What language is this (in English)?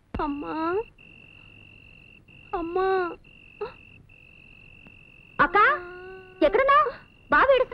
Telugu